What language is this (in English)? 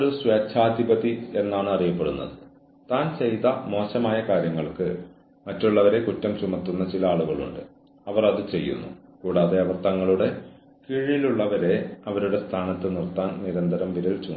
Malayalam